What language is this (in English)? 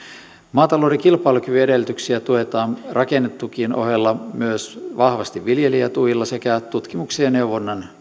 Finnish